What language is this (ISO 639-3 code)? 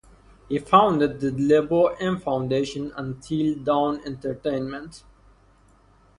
eng